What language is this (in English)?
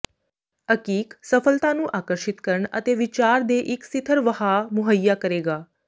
Punjabi